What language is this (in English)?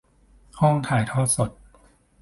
Thai